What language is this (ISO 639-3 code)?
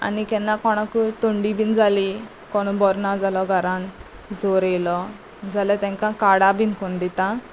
kok